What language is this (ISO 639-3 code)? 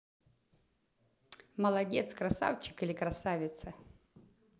rus